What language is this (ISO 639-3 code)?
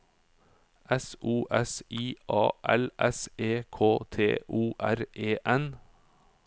nor